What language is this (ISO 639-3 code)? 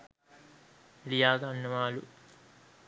sin